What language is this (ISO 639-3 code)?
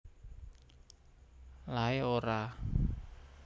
jav